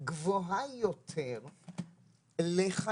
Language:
Hebrew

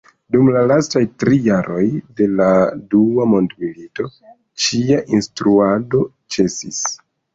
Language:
Esperanto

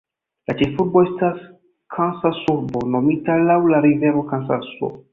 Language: Esperanto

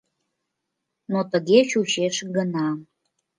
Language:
Mari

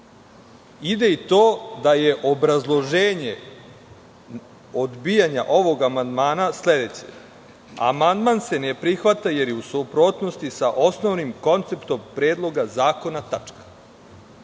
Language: Serbian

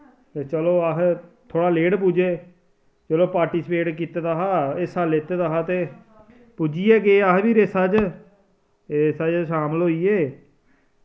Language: Dogri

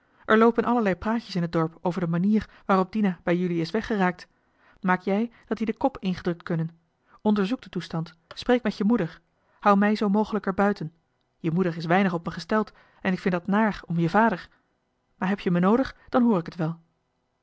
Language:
Dutch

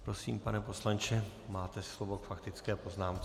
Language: Czech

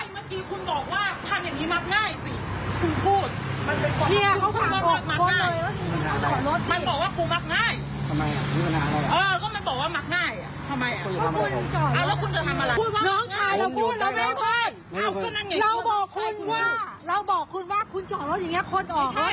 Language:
Thai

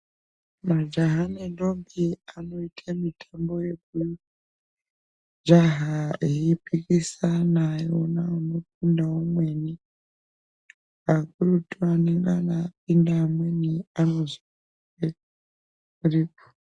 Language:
Ndau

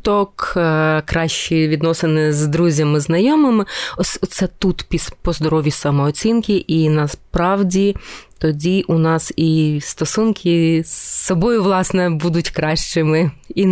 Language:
Ukrainian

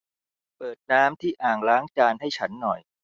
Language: Thai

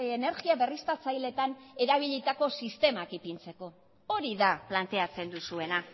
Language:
Basque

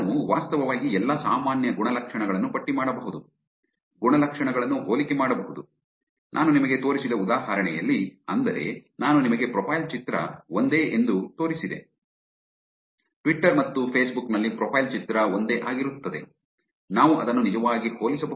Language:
Kannada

